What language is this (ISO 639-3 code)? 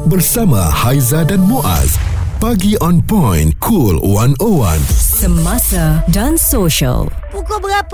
msa